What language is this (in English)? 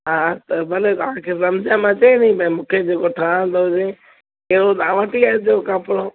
Sindhi